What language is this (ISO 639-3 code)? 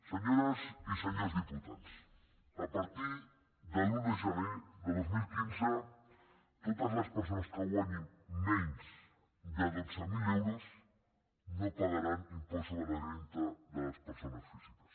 cat